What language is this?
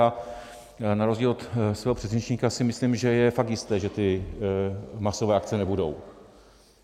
Czech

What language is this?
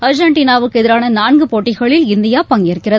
Tamil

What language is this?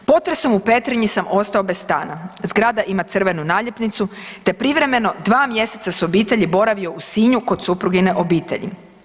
Croatian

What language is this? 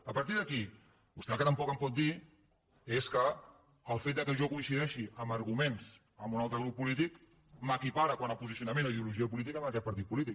Catalan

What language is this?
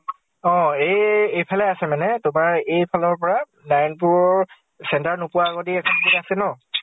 Assamese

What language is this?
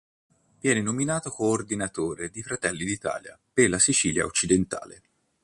Italian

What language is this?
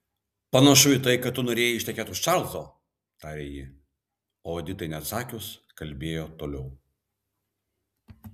Lithuanian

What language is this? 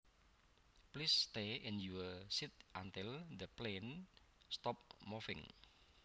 Javanese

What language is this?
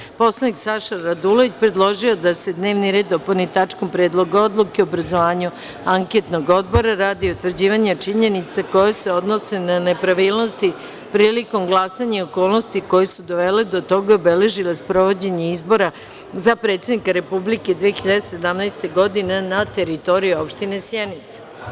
Serbian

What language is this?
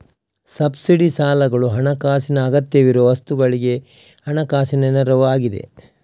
Kannada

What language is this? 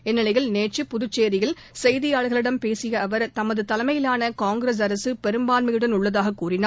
Tamil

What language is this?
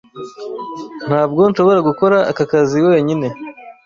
Kinyarwanda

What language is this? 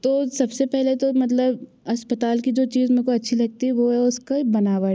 Hindi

